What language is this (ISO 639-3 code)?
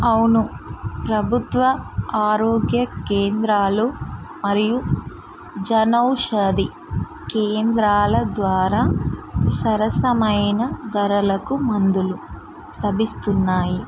tel